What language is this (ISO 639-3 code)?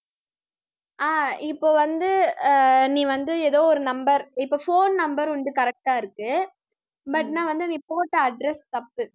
tam